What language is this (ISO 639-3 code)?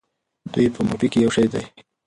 pus